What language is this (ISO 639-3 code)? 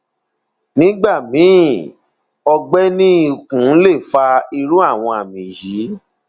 yor